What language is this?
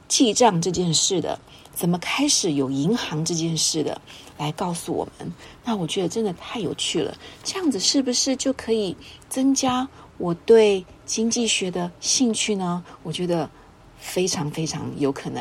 Chinese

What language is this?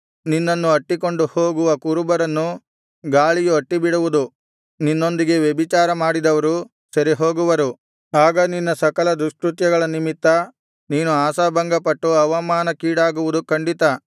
Kannada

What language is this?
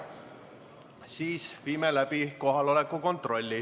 Estonian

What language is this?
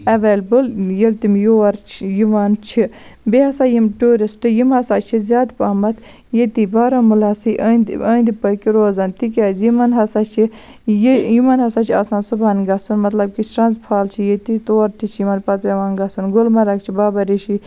Kashmiri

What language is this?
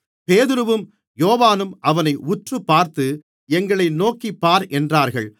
Tamil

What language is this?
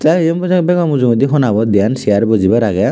Chakma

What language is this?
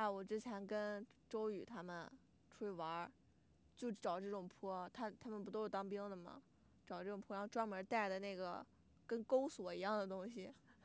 Chinese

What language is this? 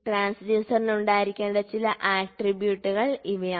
Malayalam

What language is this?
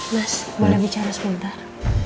Indonesian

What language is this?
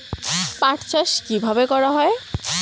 Bangla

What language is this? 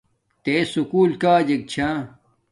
Domaaki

